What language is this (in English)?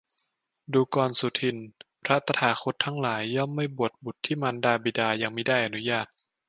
Thai